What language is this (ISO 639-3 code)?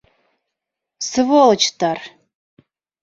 bak